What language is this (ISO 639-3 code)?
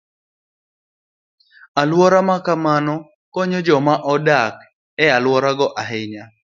luo